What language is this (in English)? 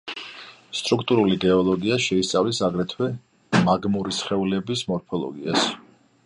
Georgian